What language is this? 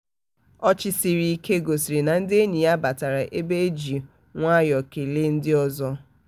Igbo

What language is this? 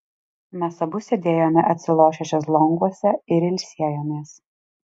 Lithuanian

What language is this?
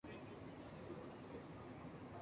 Urdu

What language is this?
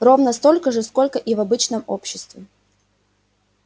Russian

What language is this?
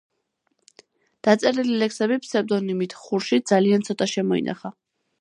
Georgian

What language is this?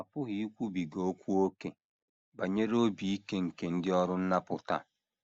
Igbo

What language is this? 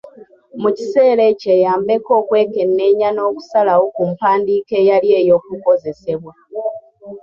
Ganda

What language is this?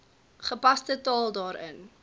Afrikaans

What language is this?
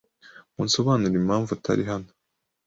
Kinyarwanda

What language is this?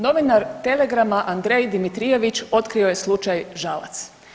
Croatian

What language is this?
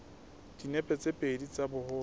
Southern Sotho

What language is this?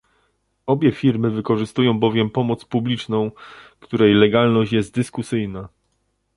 Polish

